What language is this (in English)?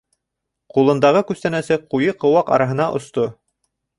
Bashkir